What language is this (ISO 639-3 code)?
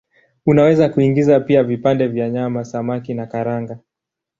swa